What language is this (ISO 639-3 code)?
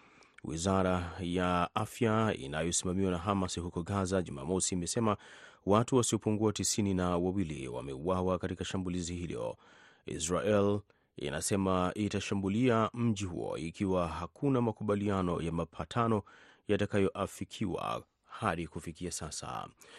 swa